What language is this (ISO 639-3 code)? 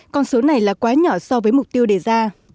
vie